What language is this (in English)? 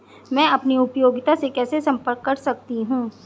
Hindi